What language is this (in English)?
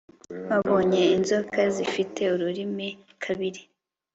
Kinyarwanda